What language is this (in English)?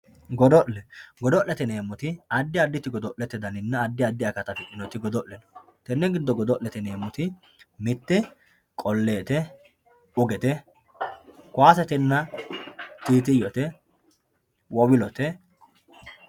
Sidamo